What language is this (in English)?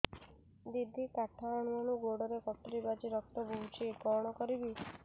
Odia